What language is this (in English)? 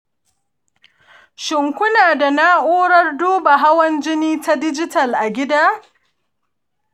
Hausa